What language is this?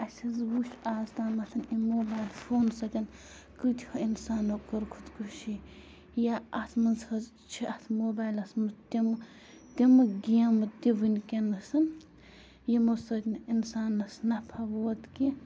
Kashmiri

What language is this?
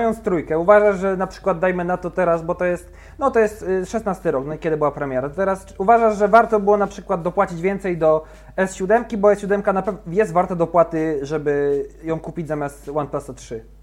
Polish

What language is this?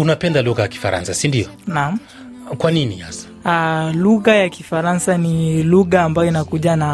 Swahili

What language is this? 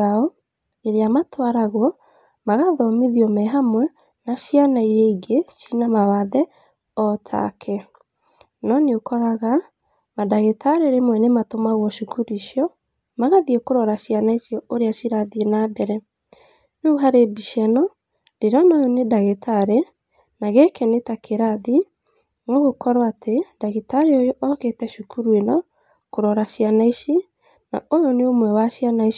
Kikuyu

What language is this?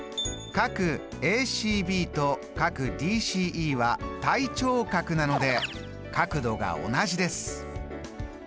Japanese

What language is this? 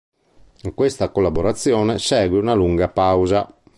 Italian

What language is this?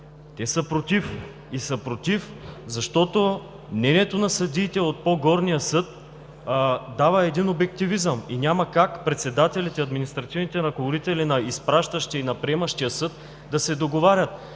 Bulgarian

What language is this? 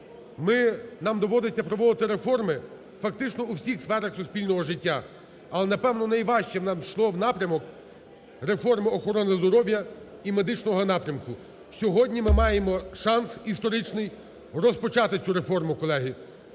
Ukrainian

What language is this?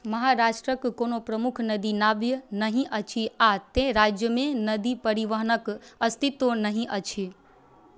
Maithili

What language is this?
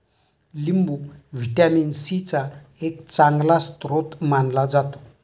Marathi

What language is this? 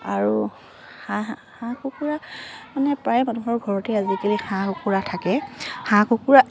Assamese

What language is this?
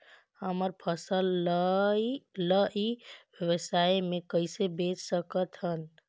Chhattisgarhi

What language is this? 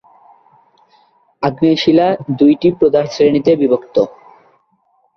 Bangla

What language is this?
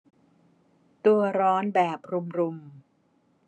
Thai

